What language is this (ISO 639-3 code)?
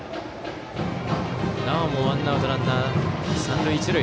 jpn